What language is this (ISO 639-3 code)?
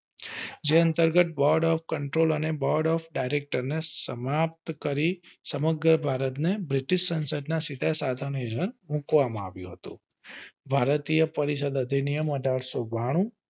guj